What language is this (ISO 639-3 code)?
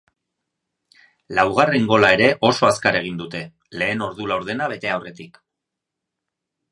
eus